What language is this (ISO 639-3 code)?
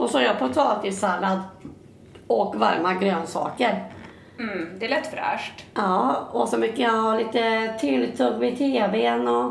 swe